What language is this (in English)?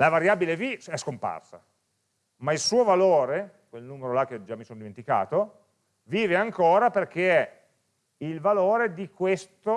Italian